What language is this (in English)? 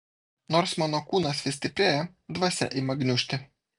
Lithuanian